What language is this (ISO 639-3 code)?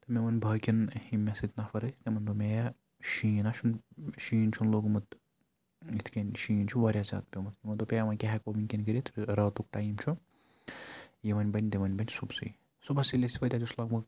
kas